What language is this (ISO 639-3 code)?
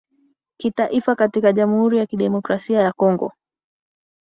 swa